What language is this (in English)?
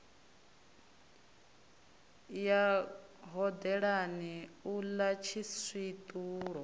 Venda